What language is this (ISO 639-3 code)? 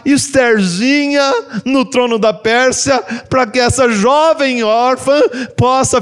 por